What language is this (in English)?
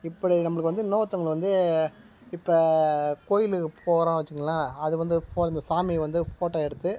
Tamil